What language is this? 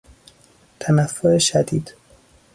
Persian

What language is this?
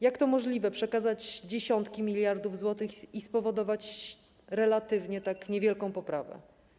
Polish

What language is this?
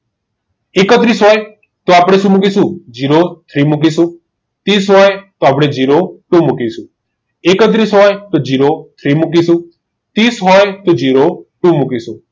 Gujarati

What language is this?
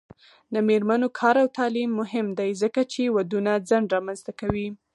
Pashto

